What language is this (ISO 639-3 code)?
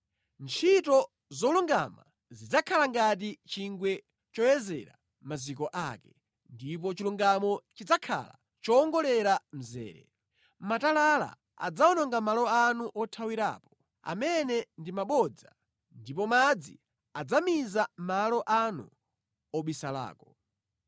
nya